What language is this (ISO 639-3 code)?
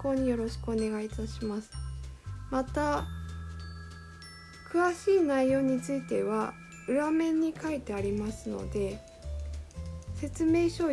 jpn